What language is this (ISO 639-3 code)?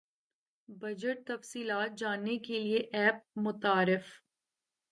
urd